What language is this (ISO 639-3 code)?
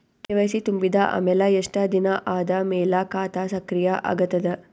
kan